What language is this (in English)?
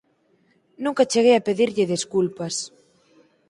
Galician